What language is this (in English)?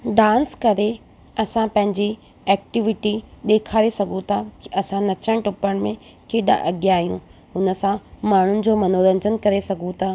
Sindhi